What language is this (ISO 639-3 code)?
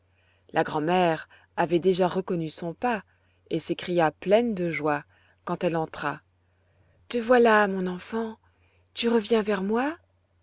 fra